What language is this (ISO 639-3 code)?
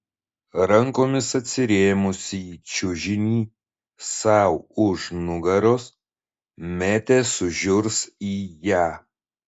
lit